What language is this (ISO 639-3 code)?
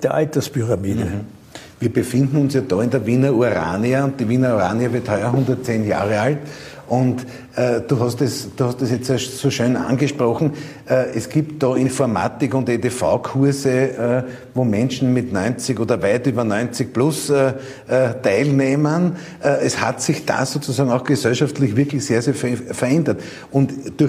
deu